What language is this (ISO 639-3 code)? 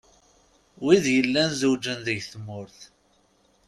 kab